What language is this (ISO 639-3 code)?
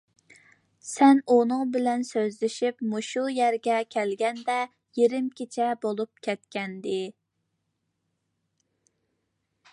uig